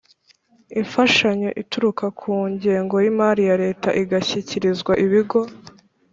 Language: Kinyarwanda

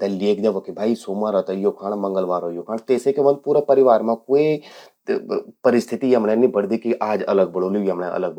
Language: Garhwali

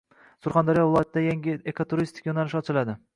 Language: Uzbek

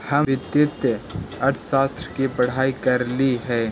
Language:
Magahi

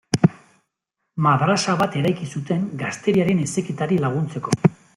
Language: Basque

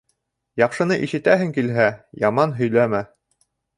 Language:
Bashkir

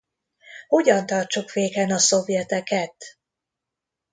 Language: Hungarian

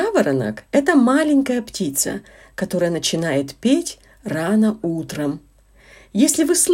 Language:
Russian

